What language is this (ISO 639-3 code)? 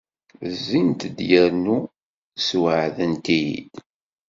kab